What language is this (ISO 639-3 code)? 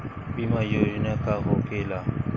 bho